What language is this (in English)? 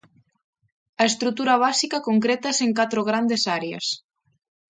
Galician